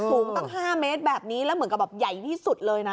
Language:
Thai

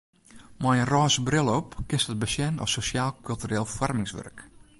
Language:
Western Frisian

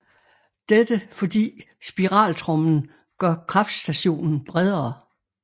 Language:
Danish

